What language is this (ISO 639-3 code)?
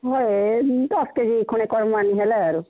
ori